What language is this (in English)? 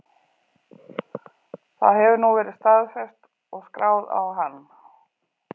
Icelandic